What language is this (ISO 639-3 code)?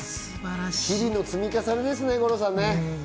jpn